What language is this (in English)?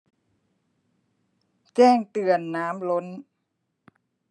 Thai